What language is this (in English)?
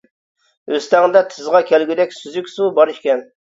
Uyghur